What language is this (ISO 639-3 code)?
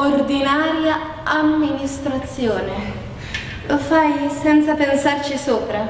ita